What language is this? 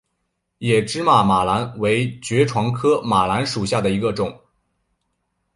Chinese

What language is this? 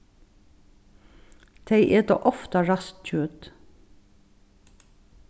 Faroese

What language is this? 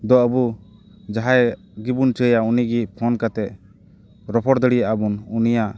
Santali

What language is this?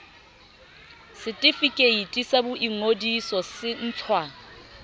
Southern Sotho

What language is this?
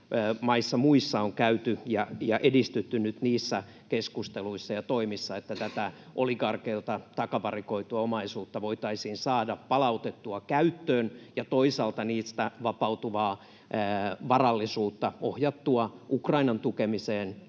Finnish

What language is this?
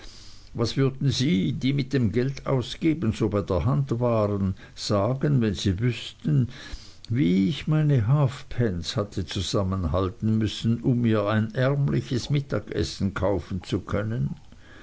German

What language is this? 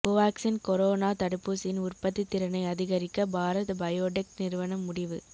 Tamil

